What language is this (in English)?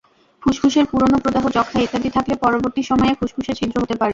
Bangla